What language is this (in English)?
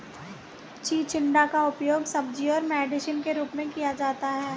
Hindi